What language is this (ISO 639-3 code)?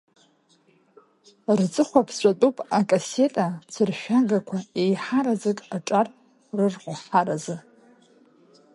abk